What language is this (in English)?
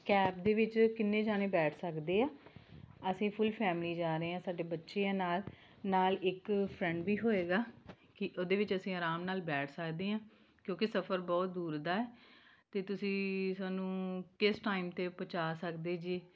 Punjabi